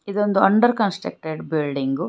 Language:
Kannada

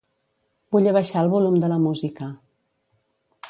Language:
Catalan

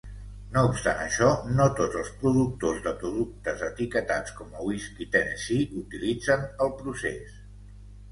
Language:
Catalan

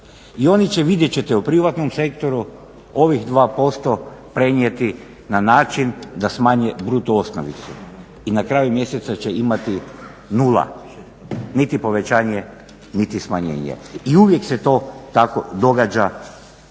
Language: Croatian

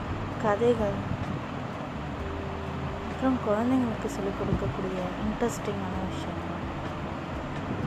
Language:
Tamil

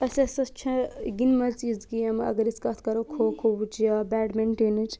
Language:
Kashmiri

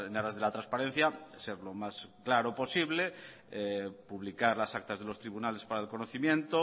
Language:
Spanish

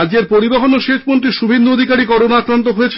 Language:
Bangla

